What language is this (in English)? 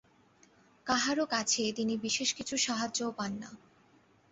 Bangla